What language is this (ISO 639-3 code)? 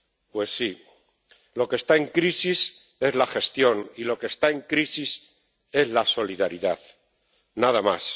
spa